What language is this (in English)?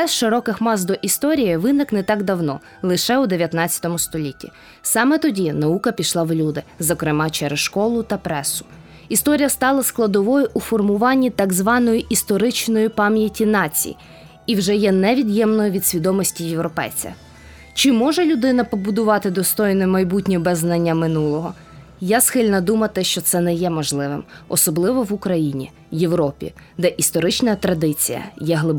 Ukrainian